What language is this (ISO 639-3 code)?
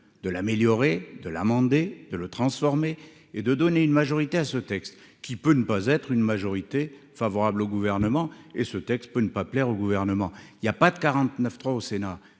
fra